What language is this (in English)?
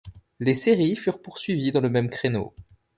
French